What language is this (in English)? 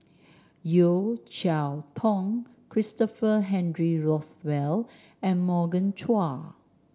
English